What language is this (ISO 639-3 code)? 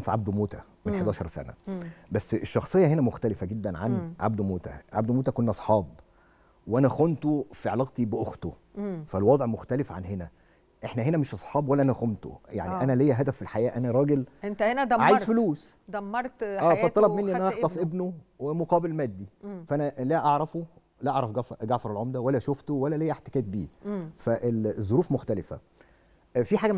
ara